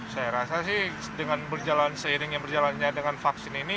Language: Indonesian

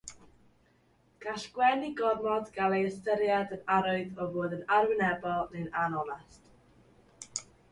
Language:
Welsh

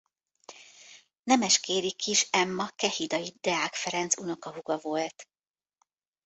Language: Hungarian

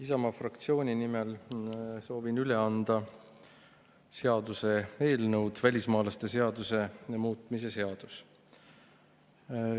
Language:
Estonian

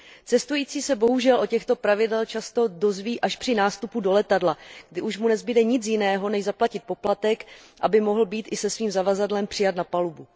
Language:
Czech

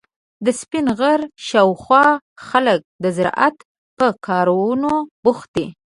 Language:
Pashto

